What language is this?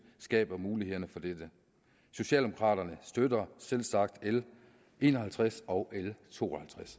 Danish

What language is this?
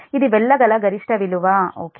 Telugu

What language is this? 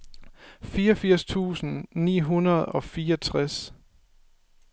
Danish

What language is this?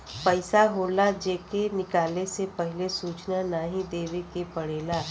Bhojpuri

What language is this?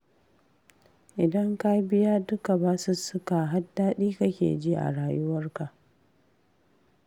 Hausa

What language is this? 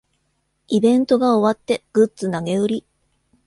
Japanese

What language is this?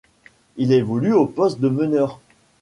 French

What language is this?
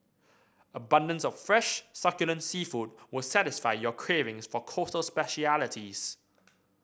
English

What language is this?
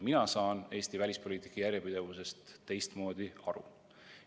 Estonian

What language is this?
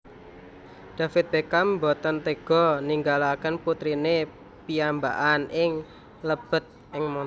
Javanese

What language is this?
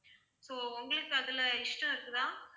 Tamil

